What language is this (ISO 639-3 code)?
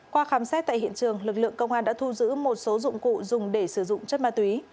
vie